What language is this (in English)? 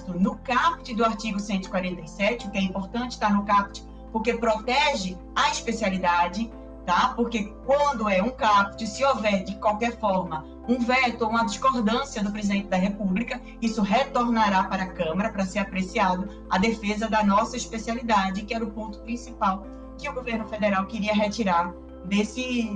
Portuguese